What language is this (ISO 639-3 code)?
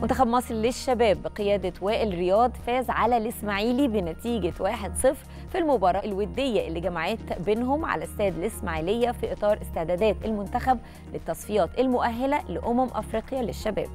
ara